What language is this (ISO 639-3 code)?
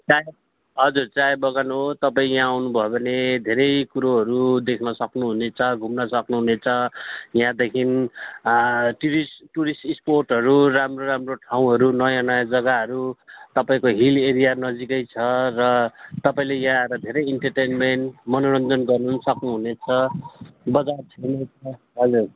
nep